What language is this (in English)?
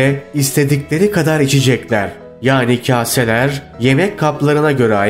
Turkish